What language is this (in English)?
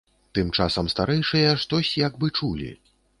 Belarusian